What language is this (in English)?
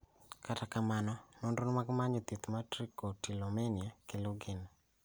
Luo (Kenya and Tanzania)